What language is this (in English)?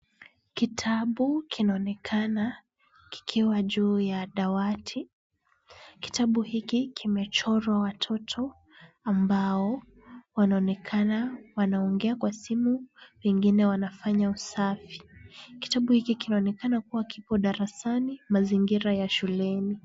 Swahili